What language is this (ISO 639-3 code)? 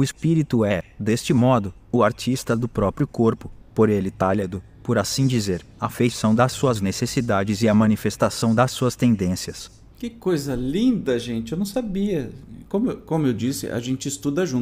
por